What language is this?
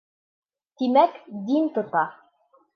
Bashkir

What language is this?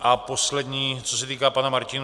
Czech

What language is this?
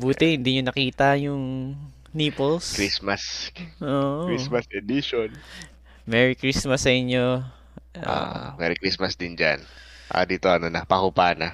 Filipino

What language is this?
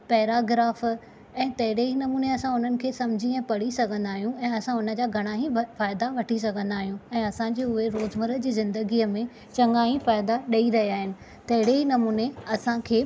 Sindhi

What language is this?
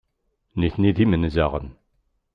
Kabyle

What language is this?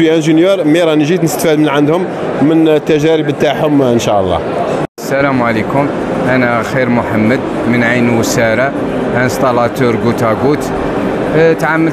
Arabic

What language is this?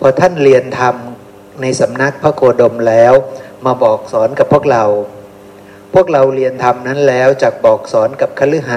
Thai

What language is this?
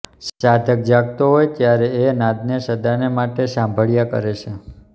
Gujarati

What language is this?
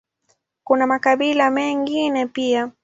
Swahili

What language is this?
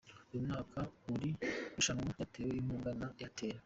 Kinyarwanda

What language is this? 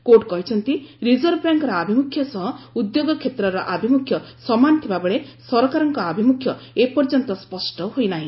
Odia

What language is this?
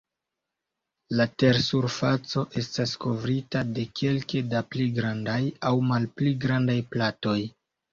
Esperanto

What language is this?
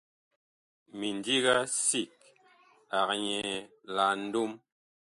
Bakoko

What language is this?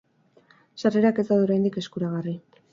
Basque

